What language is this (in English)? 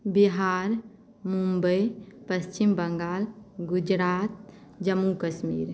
Maithili